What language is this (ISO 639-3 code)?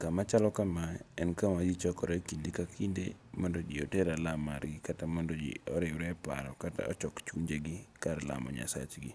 luo